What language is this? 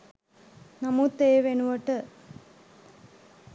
Sinhala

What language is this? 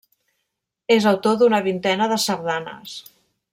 Catalan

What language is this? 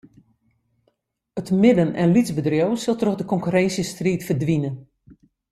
Western Frisian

